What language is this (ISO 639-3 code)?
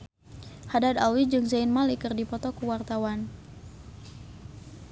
sun